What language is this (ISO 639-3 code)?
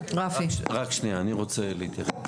heb